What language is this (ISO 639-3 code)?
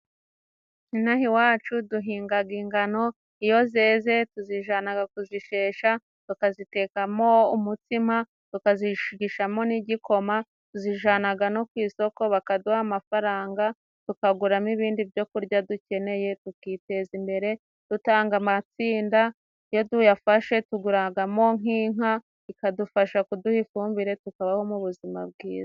kin